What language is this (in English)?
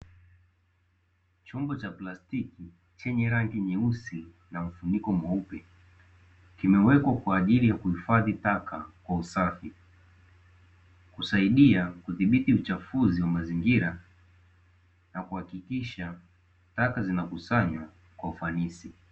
Swahili